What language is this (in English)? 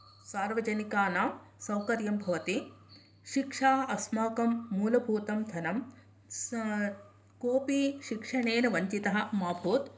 Sanskrit